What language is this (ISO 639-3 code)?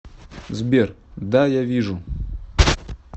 rus